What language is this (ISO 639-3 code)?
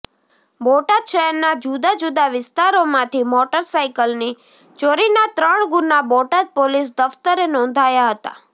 guj